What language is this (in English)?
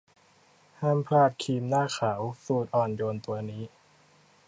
Thai